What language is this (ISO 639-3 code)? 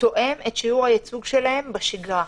heb